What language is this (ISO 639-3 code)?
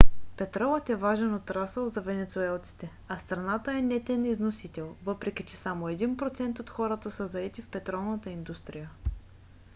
bul